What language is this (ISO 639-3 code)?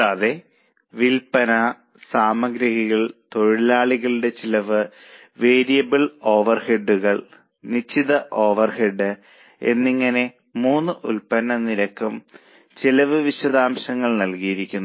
mal